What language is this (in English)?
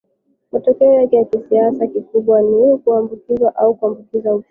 Swahili